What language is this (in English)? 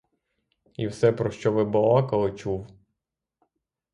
Ukrainian